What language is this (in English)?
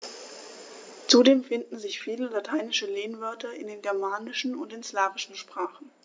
German